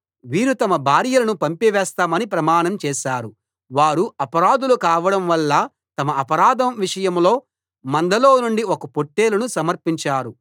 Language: Telugu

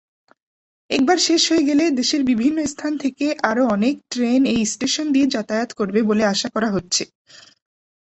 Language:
Bangla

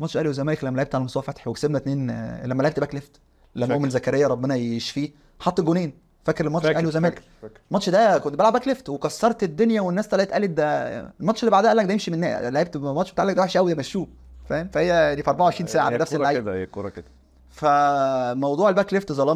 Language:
Arabic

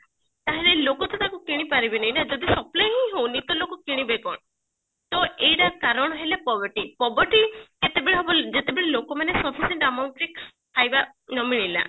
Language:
Odia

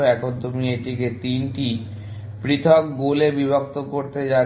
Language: Bangla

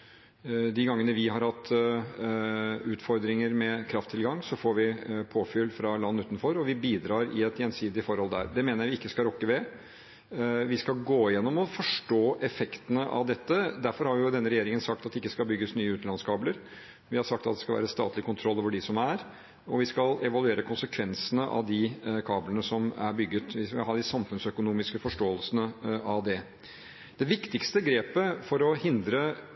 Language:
Norwegian Bokmål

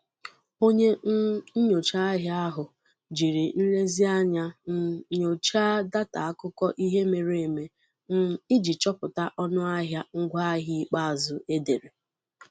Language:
Igbo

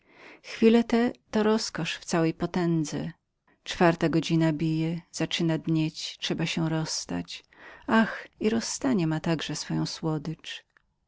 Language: Polish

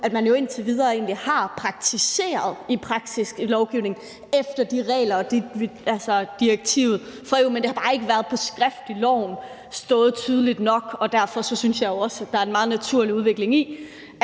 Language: Danish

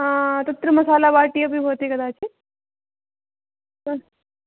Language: Sanskrit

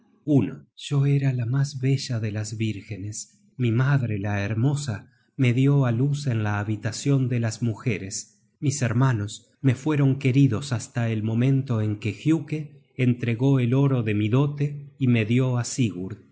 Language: Spanish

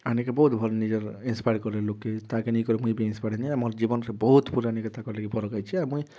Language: Odia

